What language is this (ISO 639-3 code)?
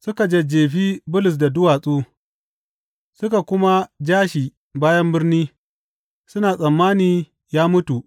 hau